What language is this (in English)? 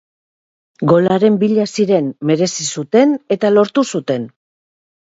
Basque